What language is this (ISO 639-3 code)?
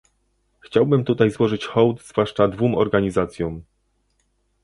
pol